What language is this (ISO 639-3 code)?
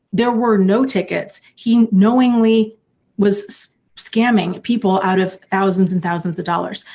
eng